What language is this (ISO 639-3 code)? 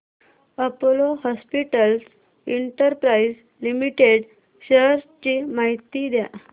mar